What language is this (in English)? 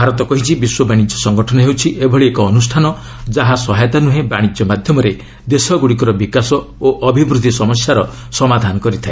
Odia